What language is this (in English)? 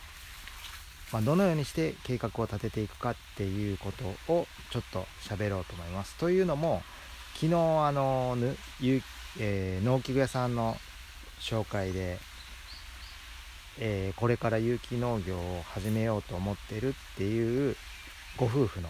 Japanese